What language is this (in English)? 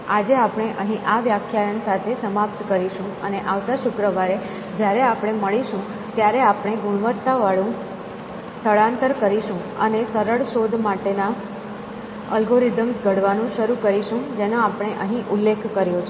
Gujarati